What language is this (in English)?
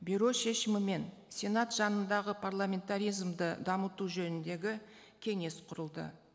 Kazakh